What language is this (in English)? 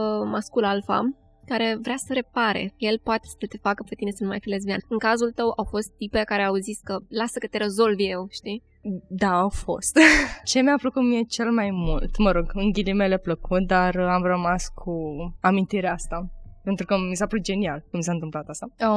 Romanian